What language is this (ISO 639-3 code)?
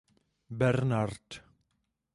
ces